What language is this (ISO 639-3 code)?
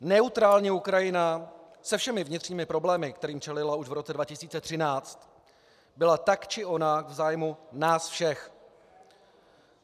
ces